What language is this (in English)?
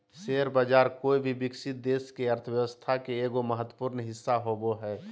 Magahi